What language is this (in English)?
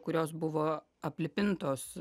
Lithuanian